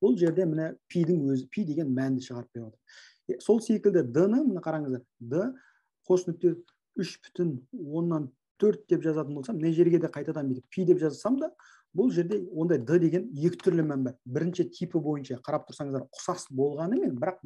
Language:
Turkish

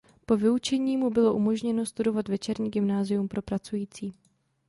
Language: Czech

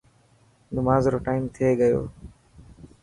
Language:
Dhatki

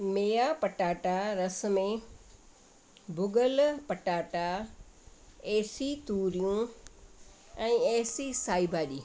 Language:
Sindhi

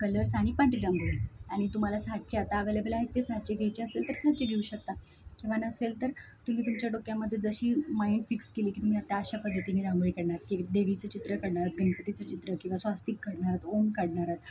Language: Marathi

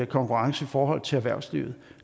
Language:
Danish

